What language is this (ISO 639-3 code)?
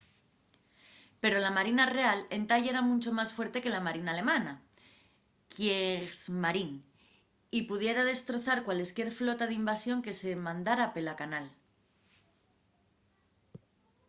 ast